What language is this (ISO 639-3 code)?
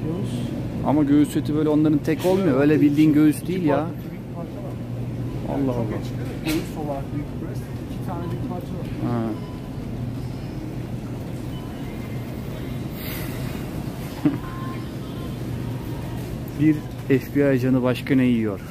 tur